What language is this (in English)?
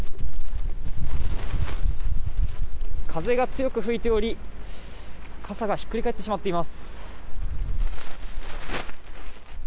Japanese